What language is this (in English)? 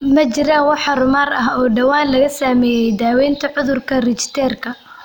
Somali